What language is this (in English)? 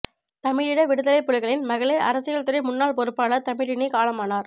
Tamil